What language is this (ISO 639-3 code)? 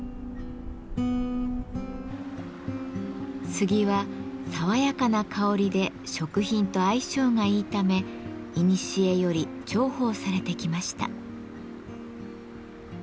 jpn